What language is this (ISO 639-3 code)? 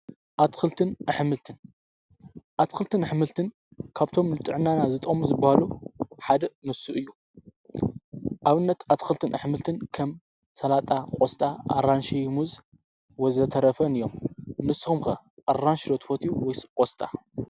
tir